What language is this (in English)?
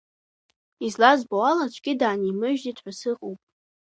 Abkhazian